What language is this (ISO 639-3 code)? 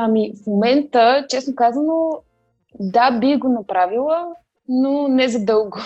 bul